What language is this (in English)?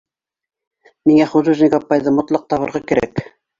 Bashkir